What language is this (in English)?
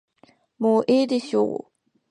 Japanese